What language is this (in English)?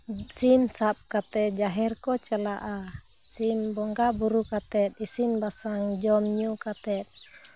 Santali